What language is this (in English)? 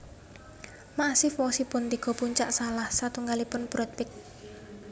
Javanese